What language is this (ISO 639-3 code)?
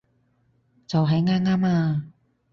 yue